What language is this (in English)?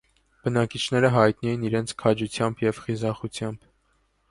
Armenian